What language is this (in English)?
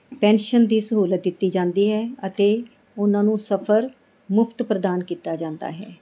Punjabi